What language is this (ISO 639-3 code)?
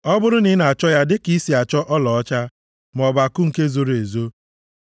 ibo